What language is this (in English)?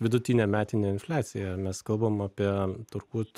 Lithuanian